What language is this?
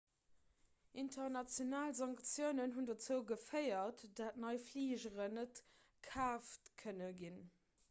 Luxembourgish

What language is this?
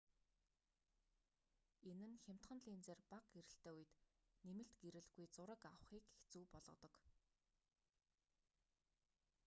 Mongolian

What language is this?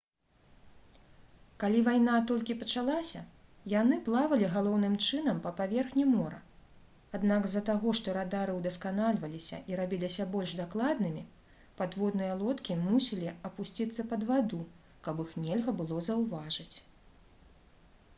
Belarusian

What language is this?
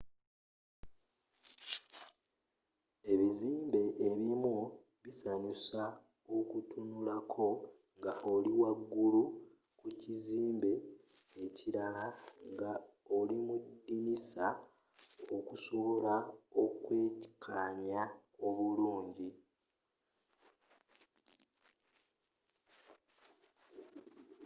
Ganda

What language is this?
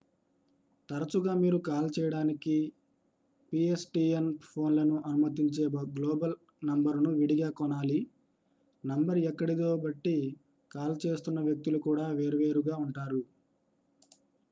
Telugu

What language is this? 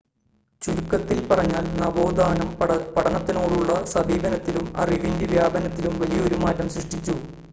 Malayalam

